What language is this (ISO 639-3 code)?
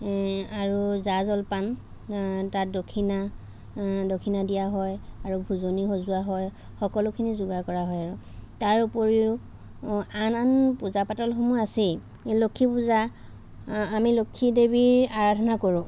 asm